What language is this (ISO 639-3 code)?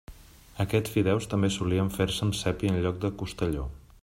cat